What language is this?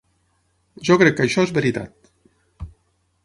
Catalan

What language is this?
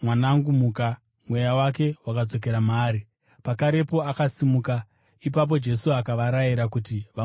Shona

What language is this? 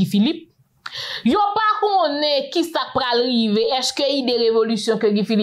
French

